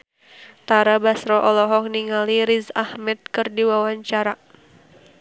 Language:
Sundanese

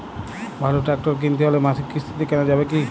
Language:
Bangla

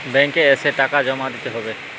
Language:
Bangla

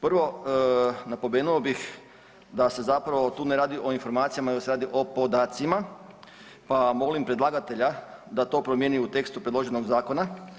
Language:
Croatian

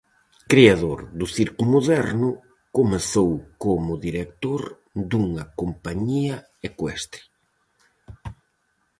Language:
Galician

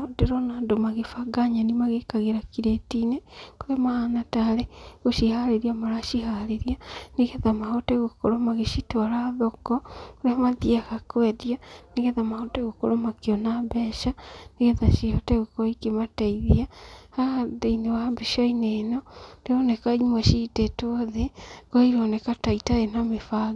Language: Kikuyu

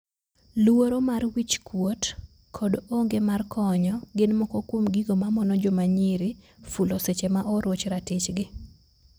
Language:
Luo (Kenya and Tanzania)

